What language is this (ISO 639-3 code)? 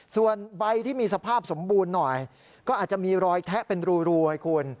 tha